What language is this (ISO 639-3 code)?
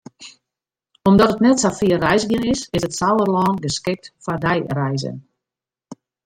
fry